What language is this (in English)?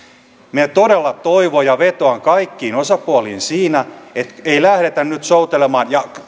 Finnish